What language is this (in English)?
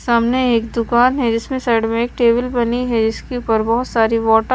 Hindi